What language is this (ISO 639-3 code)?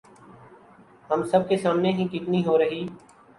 urd